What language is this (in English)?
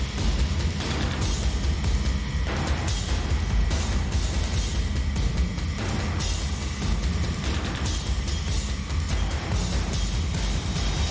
Thai